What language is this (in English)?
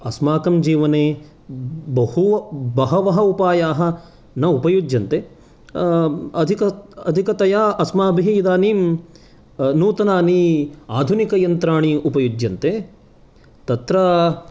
Sanskrit